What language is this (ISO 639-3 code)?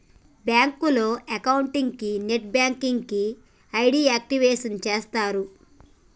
tel